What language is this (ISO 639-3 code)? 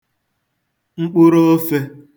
ibo